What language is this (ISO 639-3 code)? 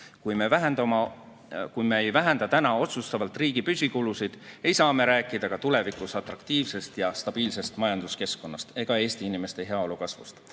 est